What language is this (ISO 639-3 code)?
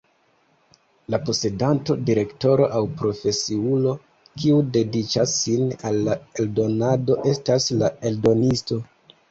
epo